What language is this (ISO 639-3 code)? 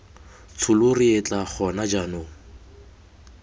tsn